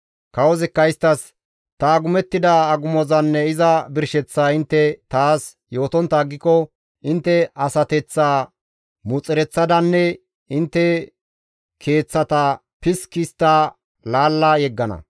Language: Gamo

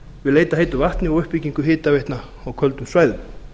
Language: Icelandic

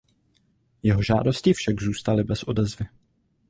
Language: Czech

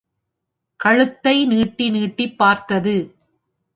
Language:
Tamil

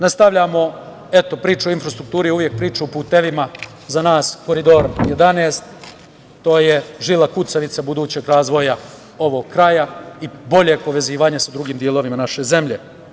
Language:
Serbian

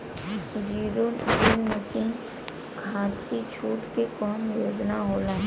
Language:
Bhojpuri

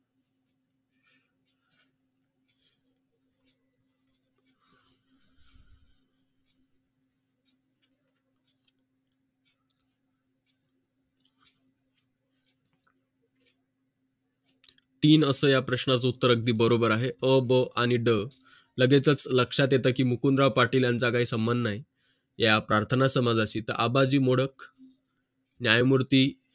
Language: Marathi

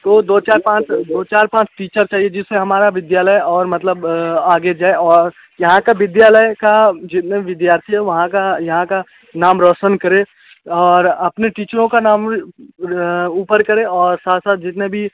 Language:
Hindi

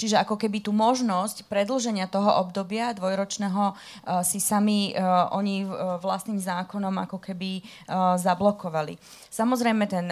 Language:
Slovak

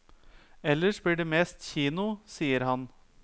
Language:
Norwegian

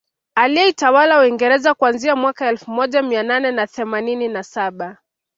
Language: Swahili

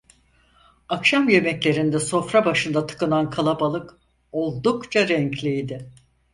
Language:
Turkish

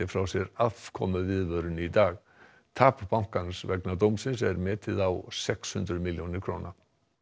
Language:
Icelandic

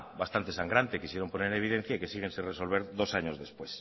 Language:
Spanish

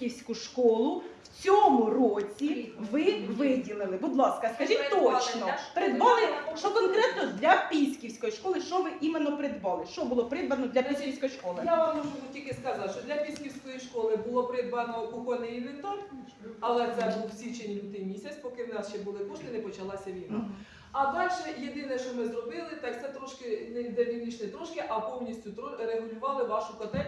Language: Ukrainian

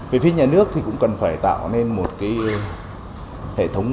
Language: Vietnamese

